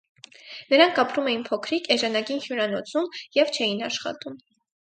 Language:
Armenian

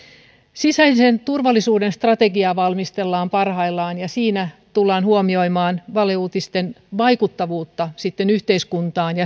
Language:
Finnish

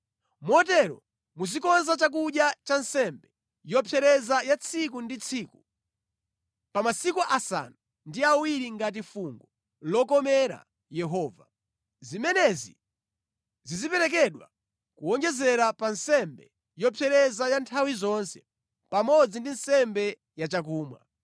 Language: Nyanja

